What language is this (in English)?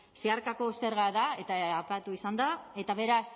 Basque